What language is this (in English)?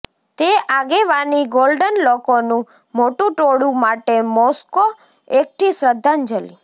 Gujarati